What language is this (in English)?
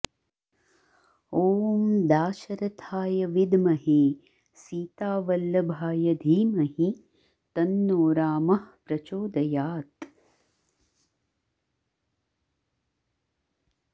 Sanskrit